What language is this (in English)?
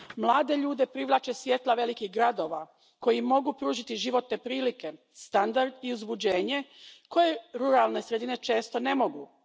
Croatian